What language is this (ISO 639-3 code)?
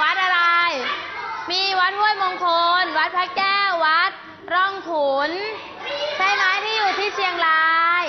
tha